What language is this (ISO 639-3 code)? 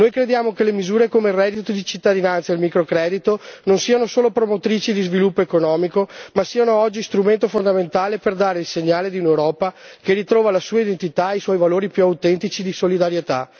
ita